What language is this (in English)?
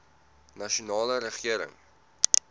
Afrikaans